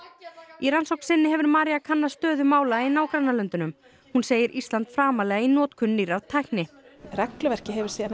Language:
Icelandic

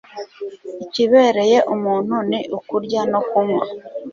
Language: Kinyarwanda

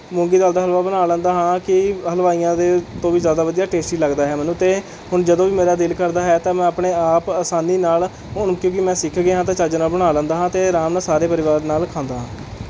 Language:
Punjabi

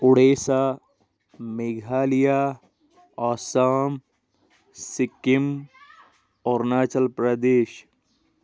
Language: Kashmiri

